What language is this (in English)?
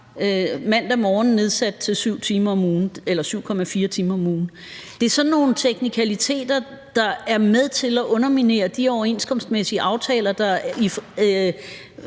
Danish